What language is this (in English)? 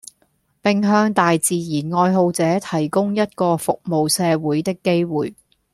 Cantonese